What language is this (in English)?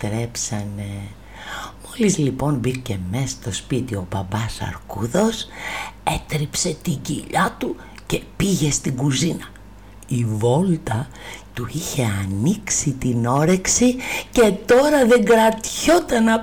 Greek